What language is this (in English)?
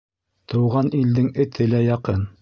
Bashkir